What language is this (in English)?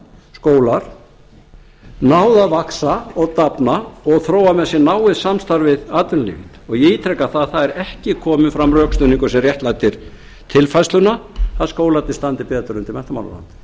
Icelandic